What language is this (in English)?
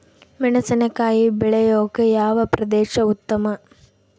Kannada